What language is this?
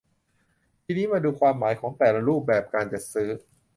Thai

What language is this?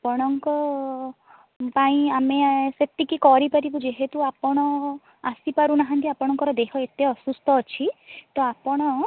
Odia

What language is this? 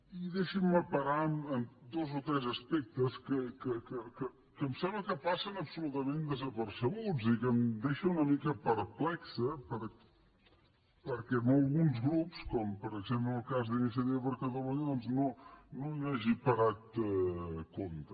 Catalan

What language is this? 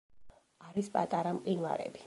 Georgian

